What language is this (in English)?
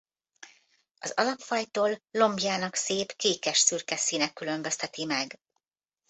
Hungarian